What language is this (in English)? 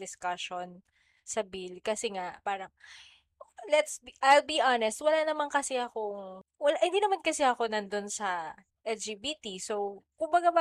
Filipino